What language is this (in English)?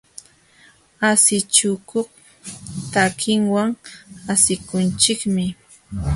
Jauja Wanca Quechua